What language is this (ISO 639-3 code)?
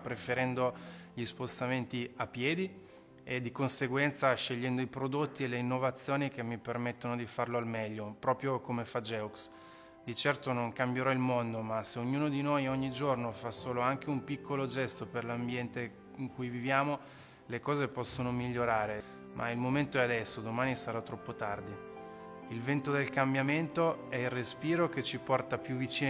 ita